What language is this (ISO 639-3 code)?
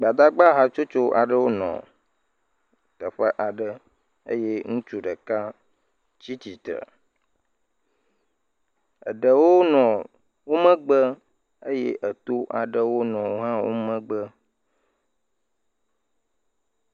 ewe